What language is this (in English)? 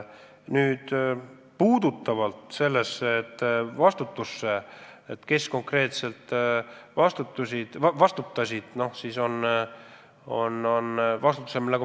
Estonian